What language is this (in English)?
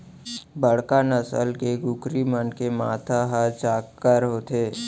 Chhattisgarhi